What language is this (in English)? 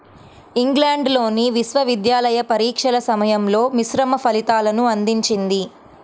Telugu